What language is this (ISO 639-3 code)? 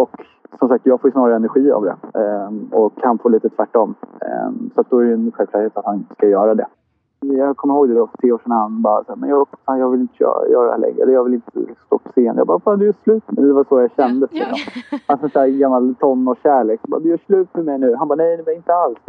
swe